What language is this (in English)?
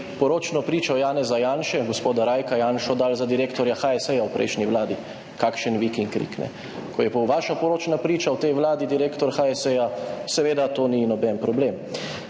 Slovenian